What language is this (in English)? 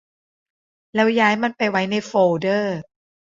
Thai